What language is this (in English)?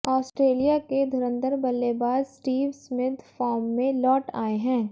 Hindi